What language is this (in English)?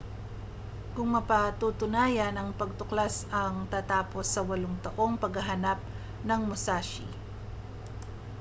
Filipino